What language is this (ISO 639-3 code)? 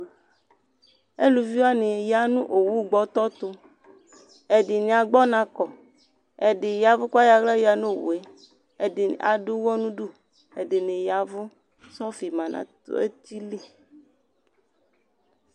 kpo